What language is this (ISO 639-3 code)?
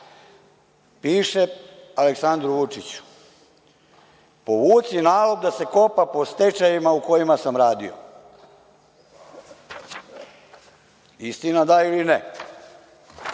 srp